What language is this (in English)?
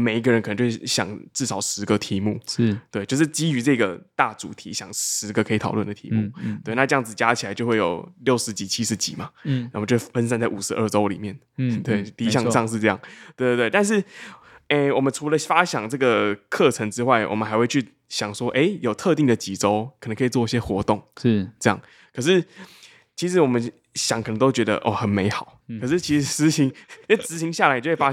Chinese